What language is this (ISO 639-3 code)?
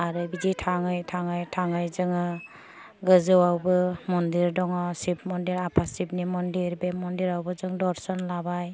brx